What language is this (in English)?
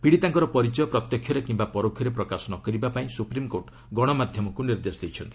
Odia